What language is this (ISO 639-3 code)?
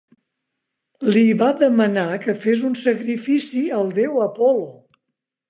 cat